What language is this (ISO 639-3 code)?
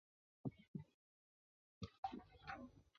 zho